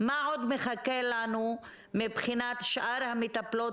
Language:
Hebrew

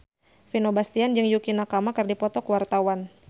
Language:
Sundanese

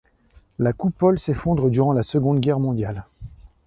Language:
French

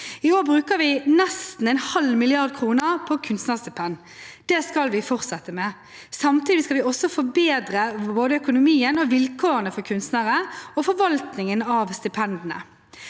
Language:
Norwegian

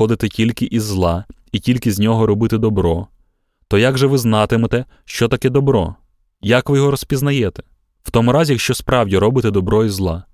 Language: Ukrainian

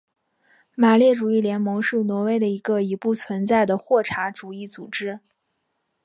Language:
Chinese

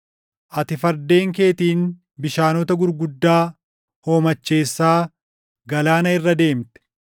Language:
Oromo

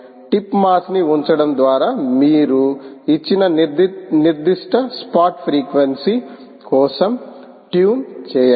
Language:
Telugu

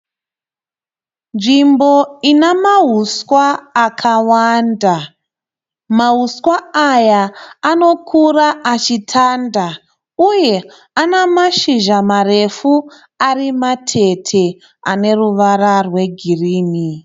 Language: Shona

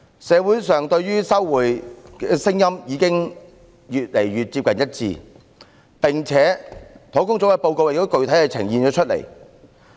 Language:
Cantonese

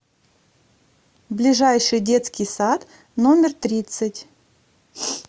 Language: Russian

